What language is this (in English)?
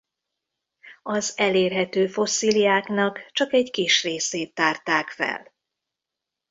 Hungarian